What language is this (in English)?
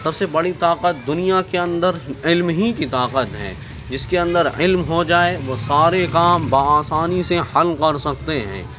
Urdu